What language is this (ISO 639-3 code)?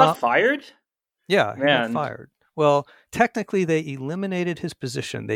eng